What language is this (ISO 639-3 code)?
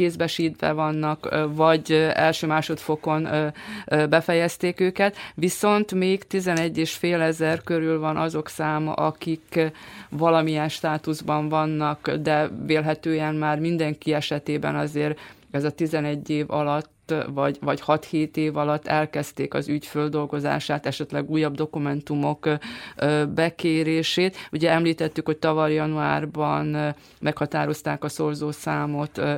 hun